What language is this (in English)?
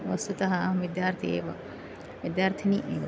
Sanskrit